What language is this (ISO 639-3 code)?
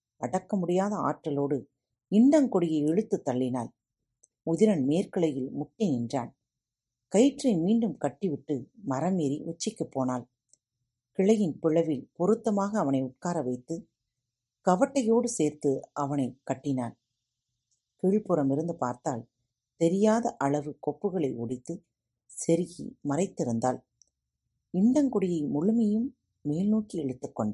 tam